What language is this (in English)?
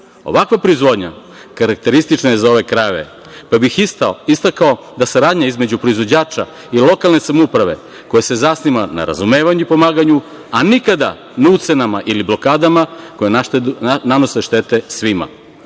Serbian